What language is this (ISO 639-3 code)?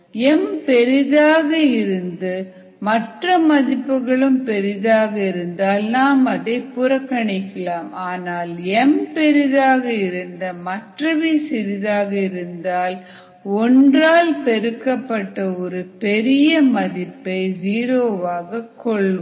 tam